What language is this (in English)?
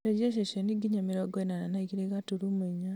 Kikuyu